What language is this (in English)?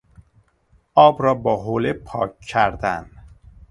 Persian